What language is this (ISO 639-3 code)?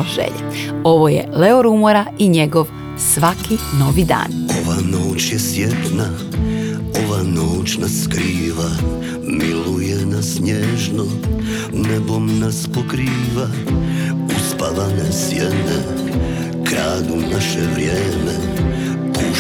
hrv